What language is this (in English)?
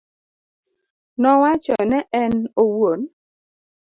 Luo (Kenya and Tanzania)